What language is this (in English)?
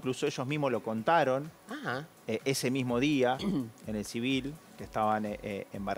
Spanish